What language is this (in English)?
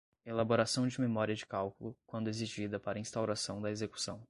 Portuguese